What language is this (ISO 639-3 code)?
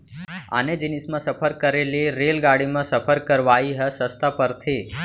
hne